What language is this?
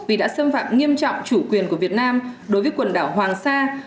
Vietnamese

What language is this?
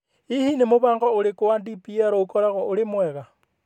Kikuyu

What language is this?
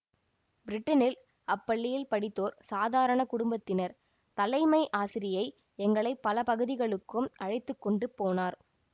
Tamil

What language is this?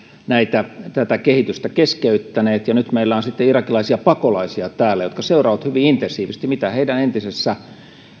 Finnish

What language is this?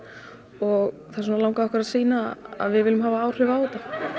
Icelandic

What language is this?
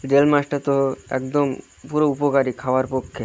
Bangla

